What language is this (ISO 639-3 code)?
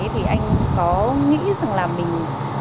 vie